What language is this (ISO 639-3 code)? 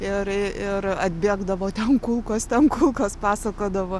lit